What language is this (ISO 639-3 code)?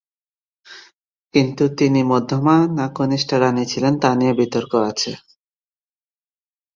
ben